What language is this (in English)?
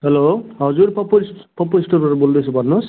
Nepali